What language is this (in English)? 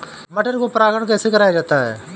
Hindi